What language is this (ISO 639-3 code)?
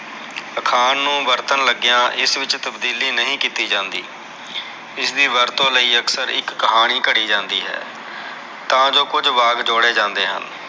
pan